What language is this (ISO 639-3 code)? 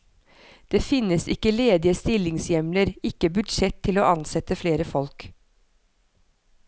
nor